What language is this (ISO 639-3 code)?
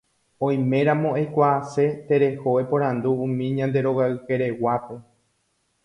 grn